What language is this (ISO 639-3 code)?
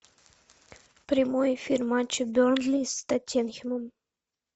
rus